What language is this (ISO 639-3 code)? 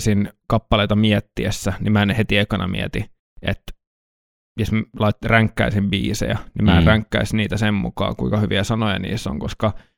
fin